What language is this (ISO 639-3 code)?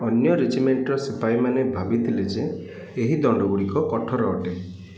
ori